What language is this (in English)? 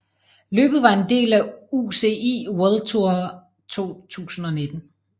Danish